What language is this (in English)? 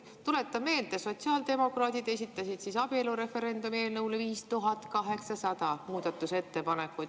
Estonian